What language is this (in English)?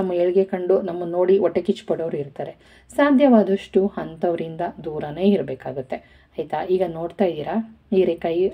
Kannada